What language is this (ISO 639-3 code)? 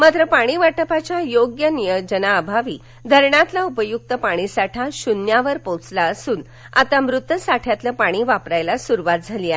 mar